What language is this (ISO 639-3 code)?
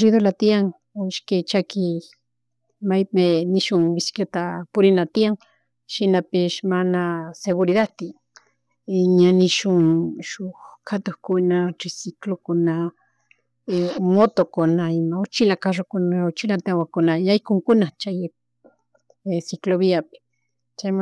qug